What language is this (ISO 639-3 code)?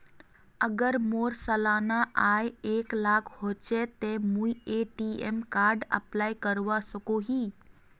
mag